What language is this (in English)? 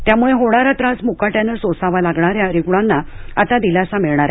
Marathi